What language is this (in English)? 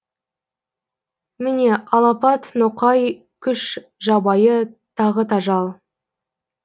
Kazakh